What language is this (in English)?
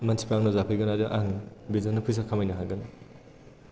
Bodo